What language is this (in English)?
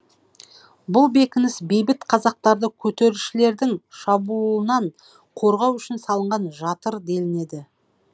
Kazakh